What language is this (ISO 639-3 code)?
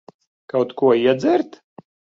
lav